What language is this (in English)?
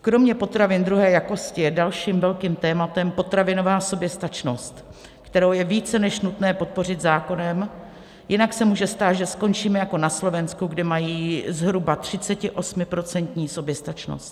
Czech